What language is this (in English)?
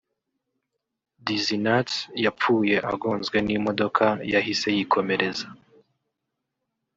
Kinyarwanda